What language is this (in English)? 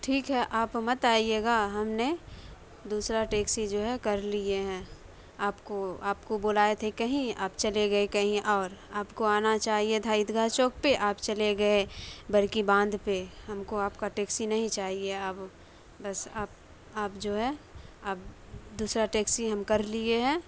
Urdu